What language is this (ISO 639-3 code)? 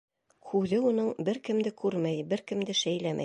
bak